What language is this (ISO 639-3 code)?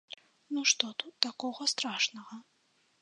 bel